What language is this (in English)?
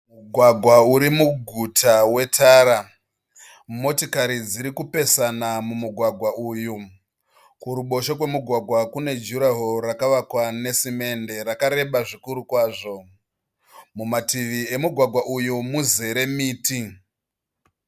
Shona